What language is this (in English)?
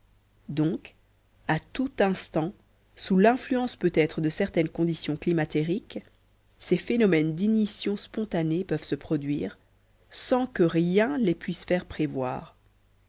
French